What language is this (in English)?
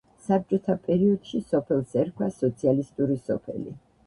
Georgian